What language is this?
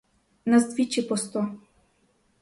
Ukrainian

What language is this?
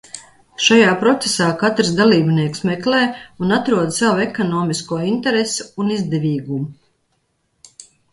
Latvian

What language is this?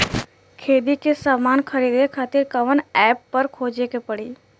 Bhojpuri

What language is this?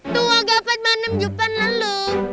Indonesian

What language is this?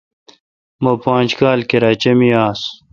Kalkoti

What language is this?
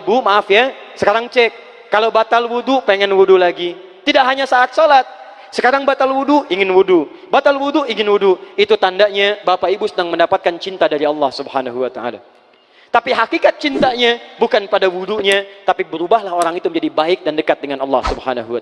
Indonesian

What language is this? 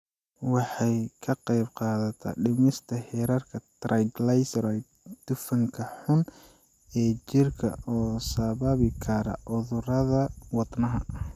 Somali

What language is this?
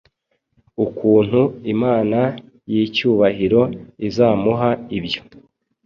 Kinyarwanda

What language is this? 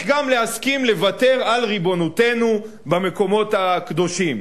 Hebrew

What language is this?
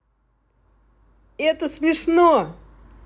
Russian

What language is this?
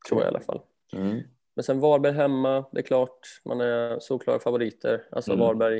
Swedish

